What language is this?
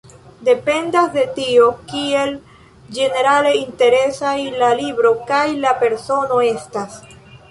Esperanto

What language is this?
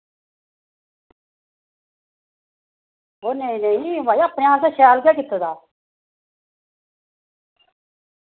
Dogri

